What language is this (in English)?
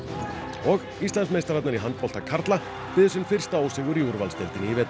Icelandic